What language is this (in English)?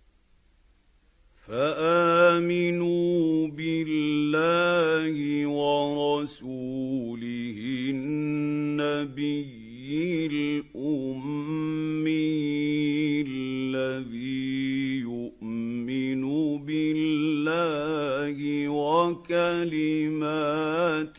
Arabic